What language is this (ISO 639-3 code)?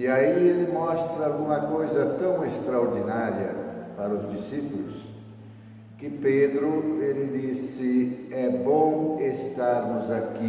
por